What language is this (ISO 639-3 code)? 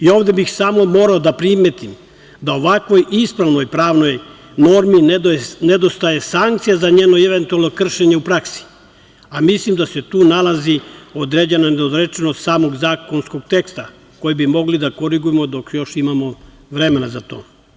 srp